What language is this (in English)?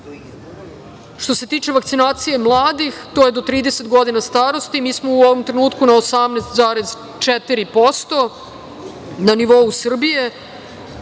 Serbian